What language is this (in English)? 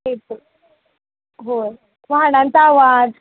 Marathi